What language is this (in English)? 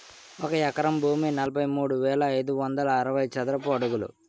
Telugu